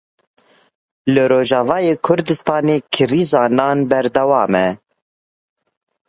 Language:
Kurdish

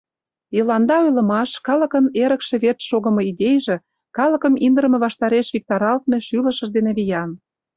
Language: Mari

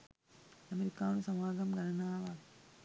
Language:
Sinhala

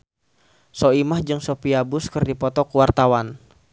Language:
Sundanese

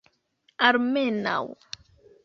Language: Esperanto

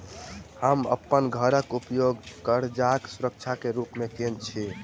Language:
Maithili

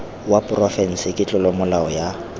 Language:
Tswana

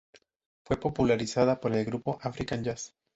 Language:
Spanish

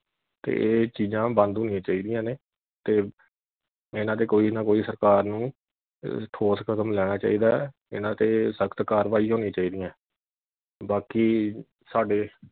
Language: Punjabi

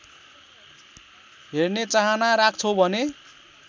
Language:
Nepali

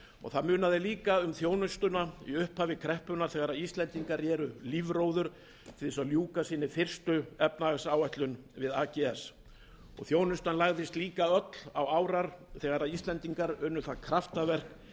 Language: Icelandic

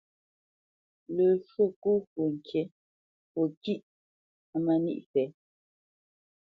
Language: Bamenyam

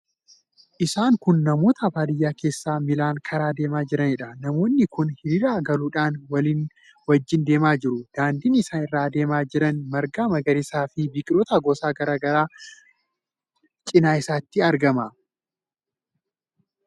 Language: Oromo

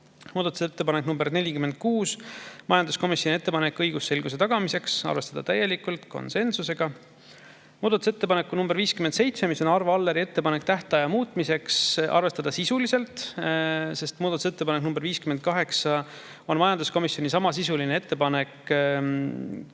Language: Estonian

